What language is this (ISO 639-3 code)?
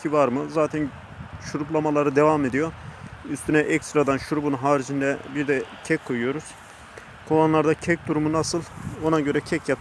tur